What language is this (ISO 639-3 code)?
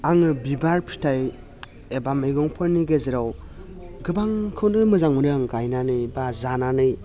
brx